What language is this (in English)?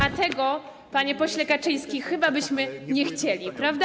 Polish